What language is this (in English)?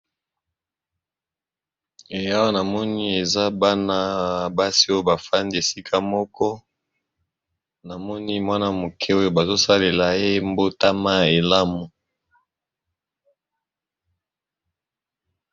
Lingala